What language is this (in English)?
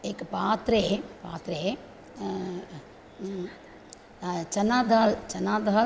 Sanskrit